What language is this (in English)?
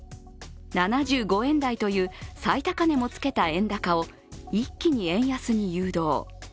Japanese